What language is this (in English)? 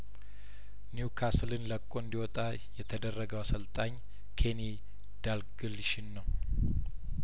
Amharic